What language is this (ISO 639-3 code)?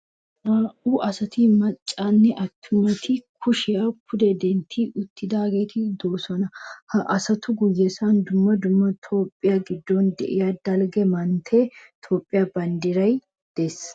wal